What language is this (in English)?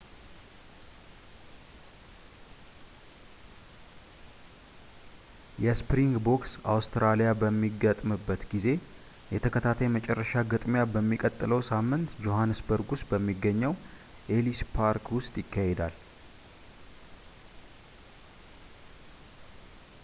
Amharic